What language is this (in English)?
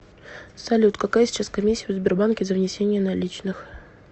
Russian